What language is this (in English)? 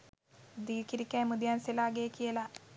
Sinhala